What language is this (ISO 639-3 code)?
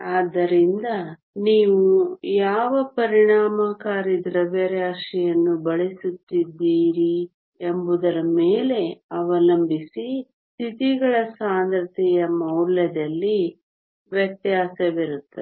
kan